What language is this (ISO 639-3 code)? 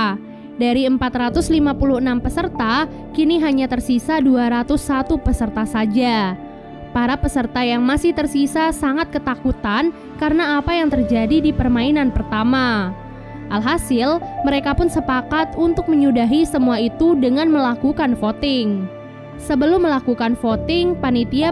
ind